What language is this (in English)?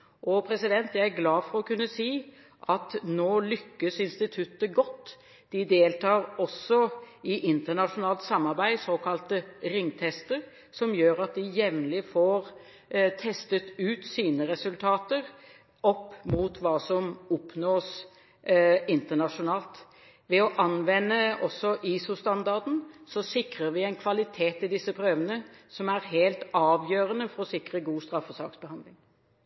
Norwegian Bokmål